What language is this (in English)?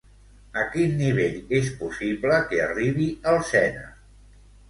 Catalan